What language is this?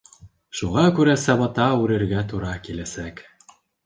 Bashkir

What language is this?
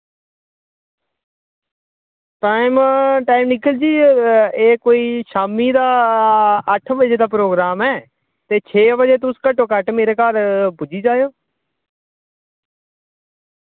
Dogri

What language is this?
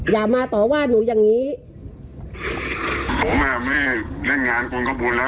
Thai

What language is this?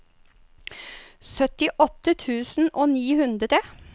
Norwegian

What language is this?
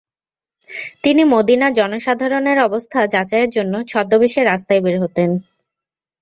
Bangla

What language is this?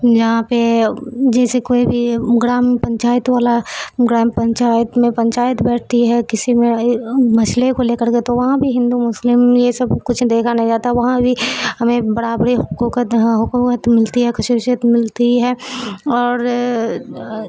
Urdu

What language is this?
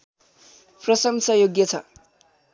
Nepali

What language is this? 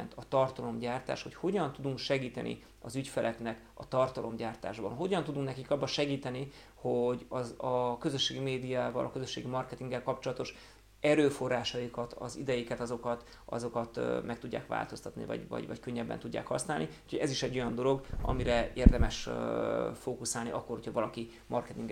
Hungarian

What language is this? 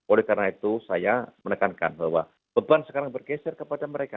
Indonesian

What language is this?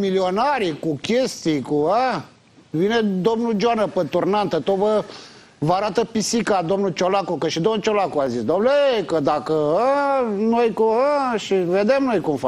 Romanian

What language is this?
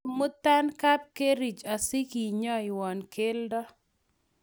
Kalenjin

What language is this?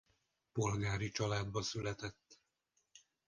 Hungarian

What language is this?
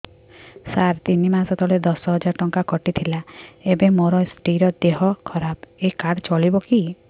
Odia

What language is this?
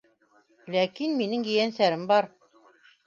Bashkir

